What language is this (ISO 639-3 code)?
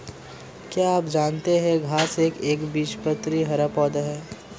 hin